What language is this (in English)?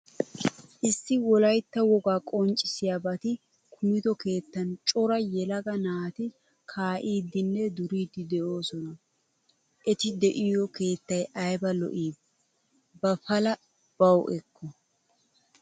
Wolaytta